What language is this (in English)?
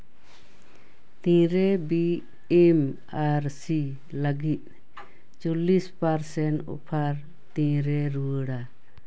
Santali